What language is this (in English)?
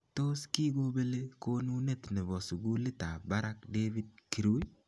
Kalenjin